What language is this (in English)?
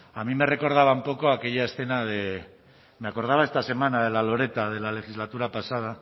Spanish